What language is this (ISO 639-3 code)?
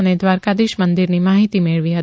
guj